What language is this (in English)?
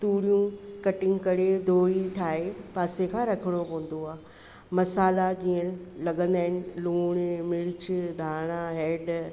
Sindhi